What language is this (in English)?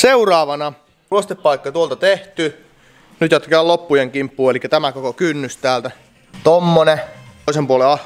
Finnish